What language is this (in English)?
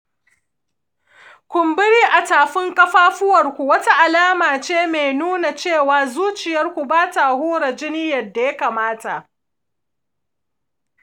Hausa